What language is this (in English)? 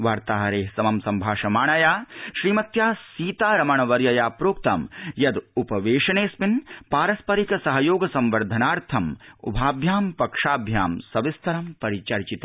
Sanskrit